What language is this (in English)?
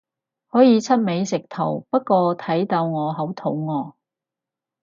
Cantonese